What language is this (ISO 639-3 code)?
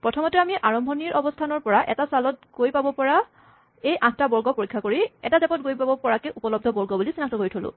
asm